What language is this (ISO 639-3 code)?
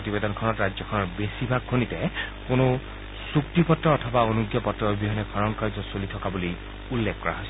asm